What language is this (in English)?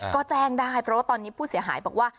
Thai